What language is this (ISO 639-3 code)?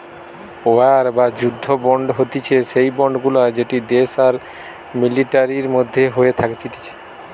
ben